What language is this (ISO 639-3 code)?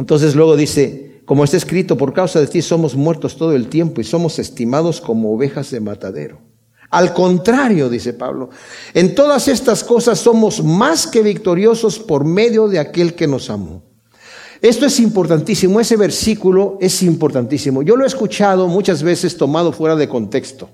spa